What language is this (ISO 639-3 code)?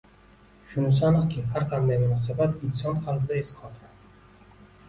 uzb